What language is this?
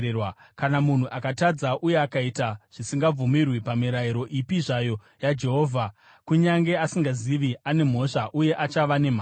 Shona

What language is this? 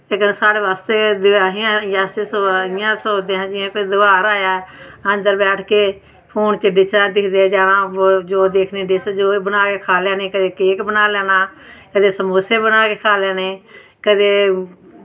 Dogri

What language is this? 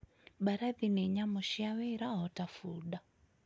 Kikuyu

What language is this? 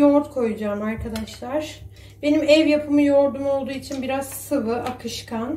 Turkish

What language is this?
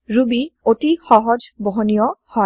Assamese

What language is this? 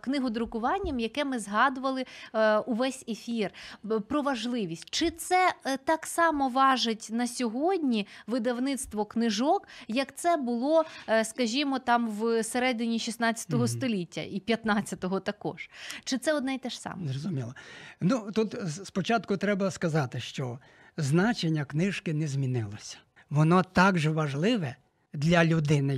Ukrainian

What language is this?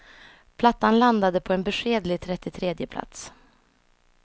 Swedish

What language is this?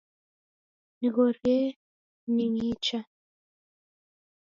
Taita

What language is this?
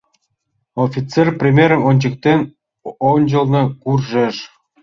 Mari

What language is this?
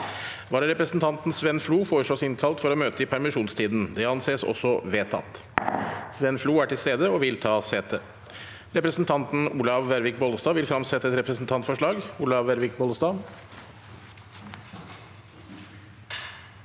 Norwegian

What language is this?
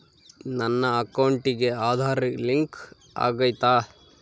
Kannada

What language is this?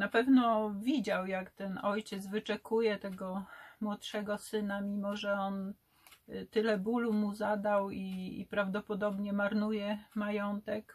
Polish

